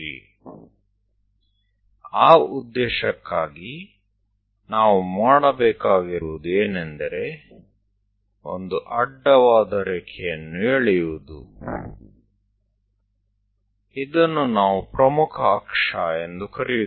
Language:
Gujarati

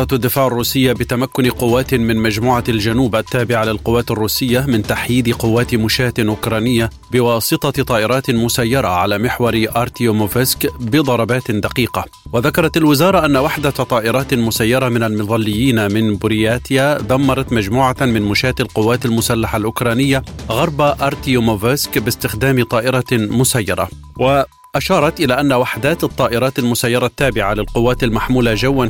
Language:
Arabic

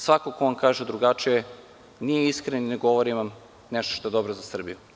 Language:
Serbian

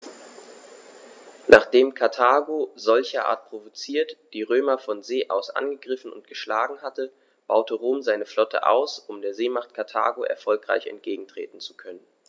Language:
German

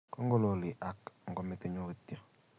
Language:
Kalenjin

